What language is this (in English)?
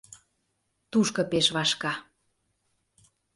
Mari